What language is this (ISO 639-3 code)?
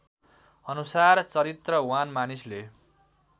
nep